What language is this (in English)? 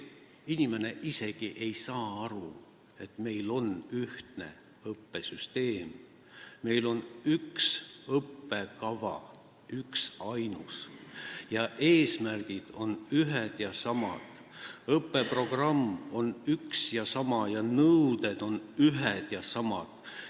Estonian